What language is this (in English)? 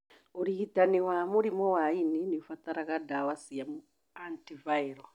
Kikuyu